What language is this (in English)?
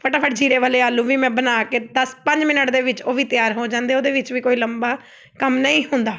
Punjabi